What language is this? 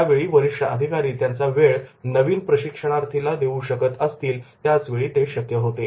Marathi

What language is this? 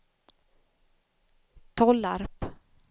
Swedish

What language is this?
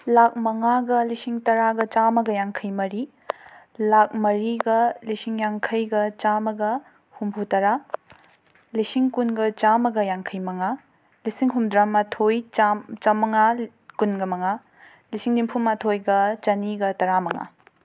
Manipuri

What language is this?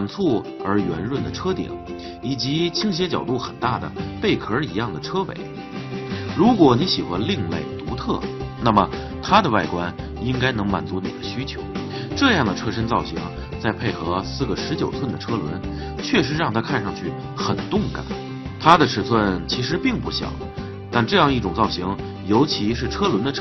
Chinese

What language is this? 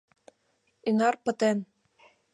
Mari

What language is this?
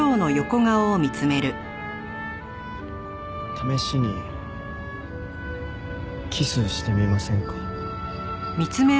Japanese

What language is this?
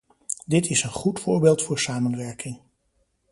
Dutch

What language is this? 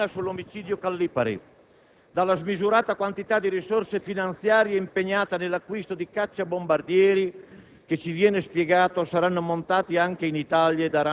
Italian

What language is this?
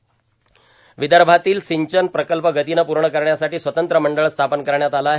Marathi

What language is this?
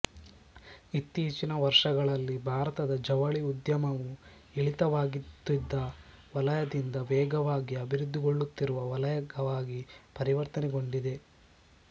Kannada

